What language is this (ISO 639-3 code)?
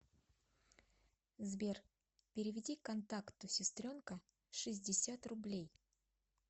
rus